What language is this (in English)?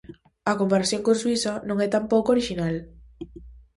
Galician